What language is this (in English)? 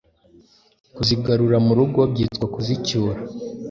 Kinyarwanda